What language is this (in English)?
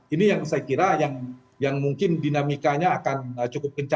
Indonesian